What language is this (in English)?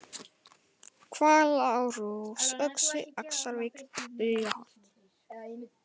Icelandic